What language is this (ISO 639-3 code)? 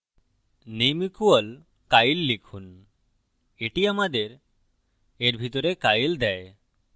ben